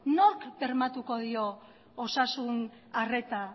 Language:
Basque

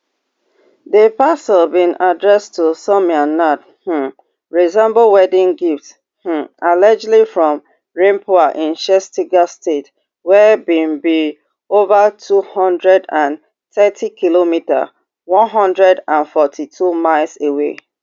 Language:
Nigerian Pidgin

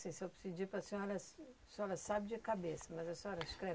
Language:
Portuguese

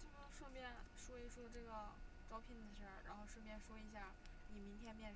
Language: Chinese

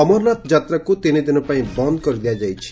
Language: Odia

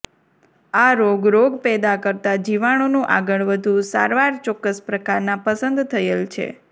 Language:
Gujarati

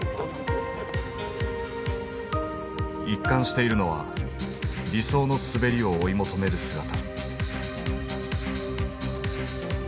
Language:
Japanese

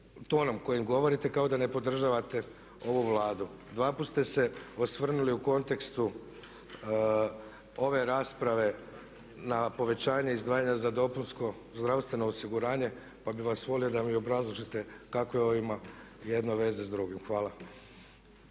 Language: Croatian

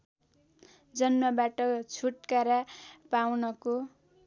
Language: Nepali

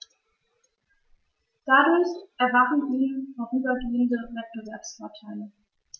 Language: German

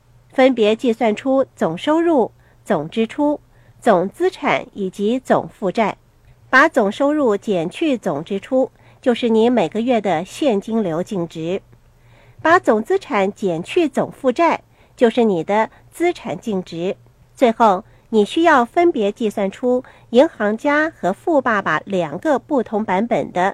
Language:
Chinese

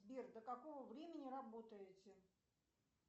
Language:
Russian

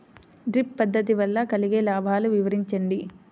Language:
Telugu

